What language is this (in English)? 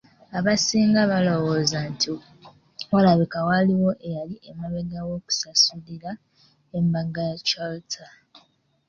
Ganda